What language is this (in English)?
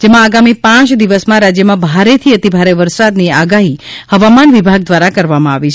Gujarati